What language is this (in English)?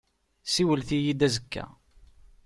Kabyle